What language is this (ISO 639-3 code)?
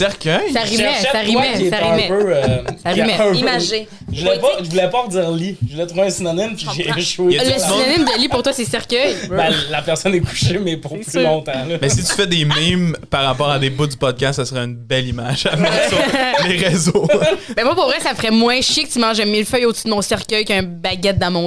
fra